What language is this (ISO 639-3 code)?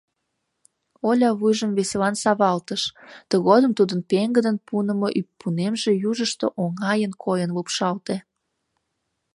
chm